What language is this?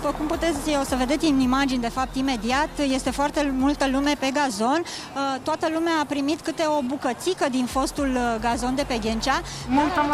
Romanian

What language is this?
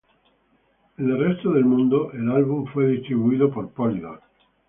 Spanish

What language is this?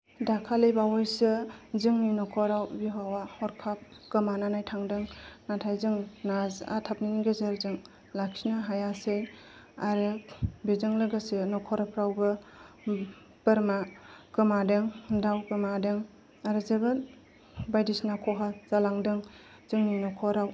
Bodo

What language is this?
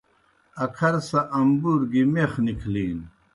Kohistani Shina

